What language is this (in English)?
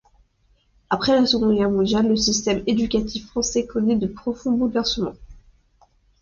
French